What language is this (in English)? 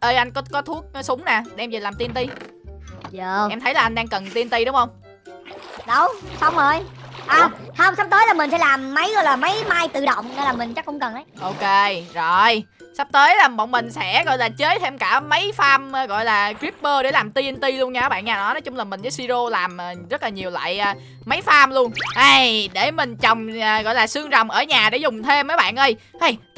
Vietnamese